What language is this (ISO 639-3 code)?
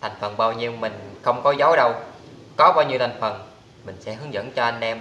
vie